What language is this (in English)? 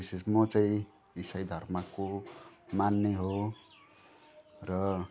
Nepali